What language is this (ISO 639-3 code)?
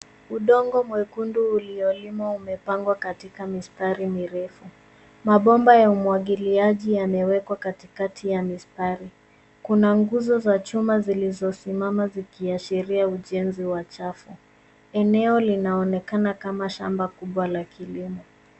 swa